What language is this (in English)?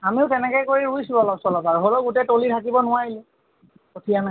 Assamese